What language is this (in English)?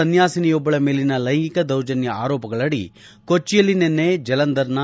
Kannada